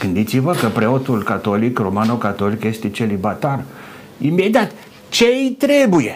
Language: Romanian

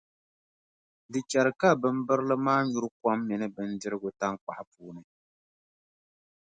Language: Dagbani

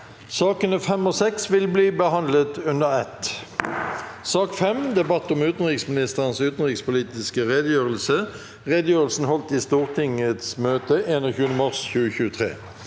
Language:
Norwegian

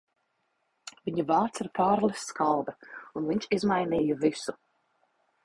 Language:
Latvian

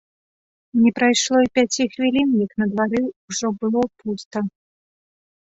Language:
Belarusian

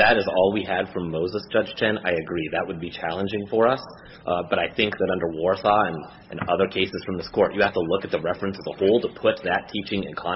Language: English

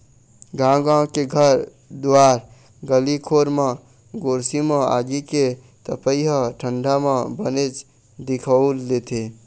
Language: Chhattisgarhi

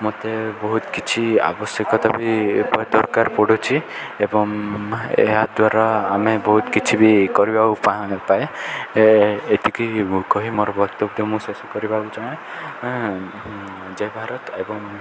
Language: Odia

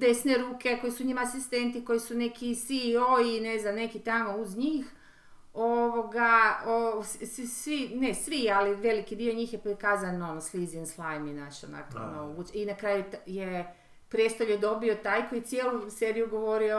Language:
Croatian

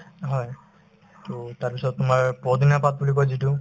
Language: Assamese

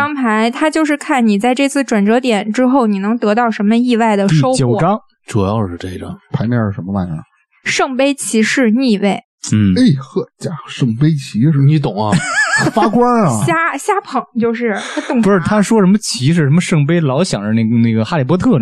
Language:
Chinese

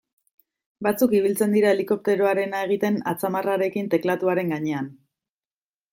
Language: Basque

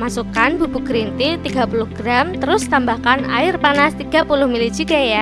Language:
Indonesian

